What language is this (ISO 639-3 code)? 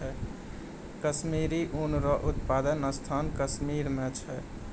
mai